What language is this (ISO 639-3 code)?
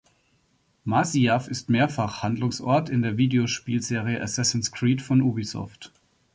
deu